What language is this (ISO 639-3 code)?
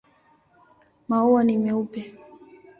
swa